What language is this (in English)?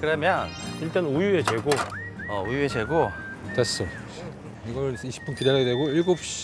Korean